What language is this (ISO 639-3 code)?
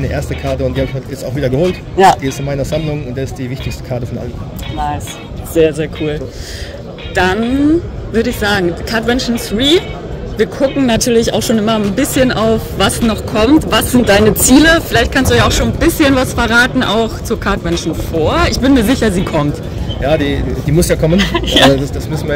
deu